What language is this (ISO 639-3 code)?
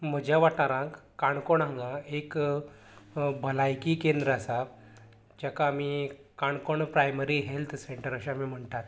kok